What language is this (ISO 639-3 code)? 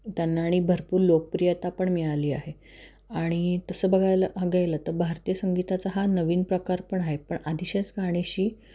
mar